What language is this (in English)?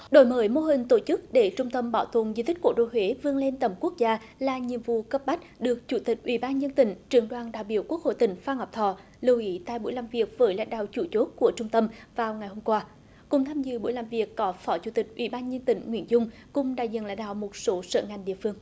Vietnamese